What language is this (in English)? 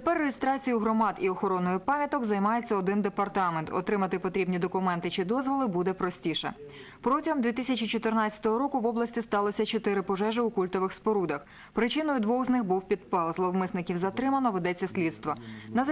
Ukrainian